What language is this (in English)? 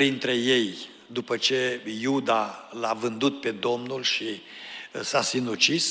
Romanian